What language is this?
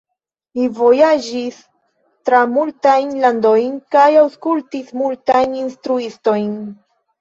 Esperanto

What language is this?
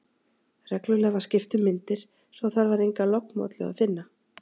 Icelandic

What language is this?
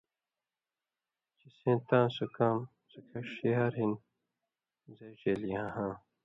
Indus Kohistani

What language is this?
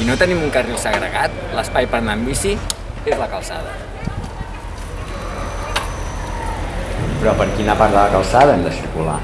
Indonesian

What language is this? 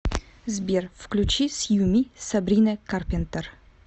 Russian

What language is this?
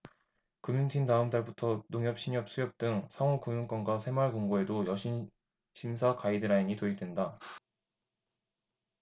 Korean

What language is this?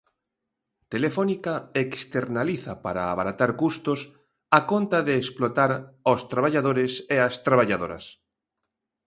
Galician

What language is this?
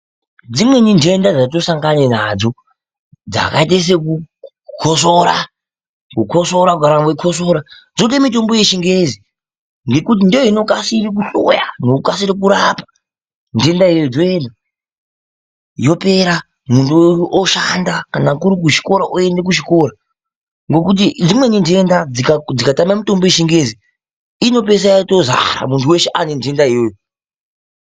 Ndau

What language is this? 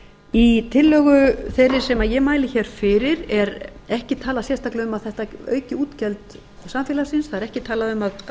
Icelandic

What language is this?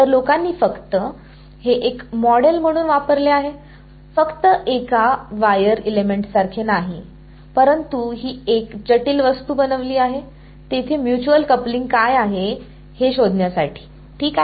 Marathi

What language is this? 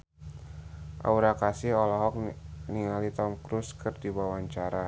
Sundanese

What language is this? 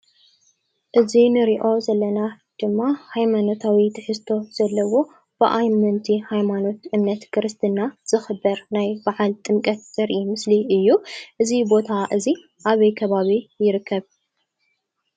Tigrinya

